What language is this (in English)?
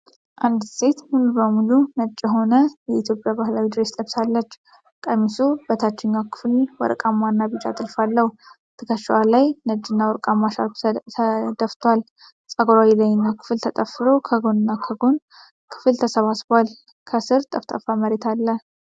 Amharic